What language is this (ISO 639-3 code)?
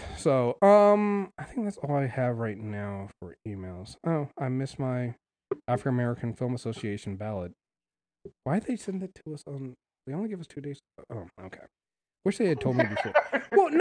eng